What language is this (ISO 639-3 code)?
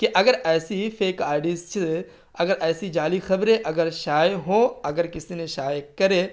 urd